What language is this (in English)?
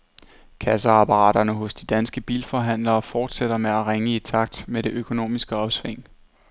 Danish